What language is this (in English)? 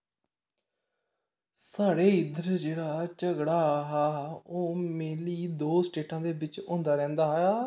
Dogri